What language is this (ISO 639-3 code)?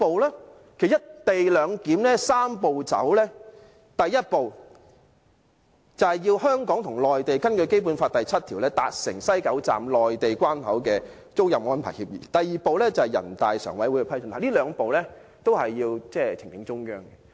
yue